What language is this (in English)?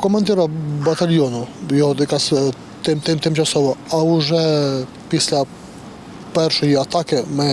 Ukrainian